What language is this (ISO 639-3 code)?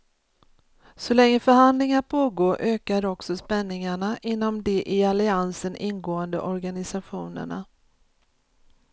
swe